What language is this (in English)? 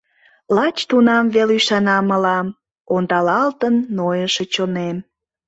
Mari